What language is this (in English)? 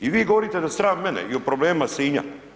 Croatian